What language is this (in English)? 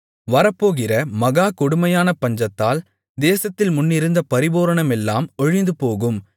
Tamil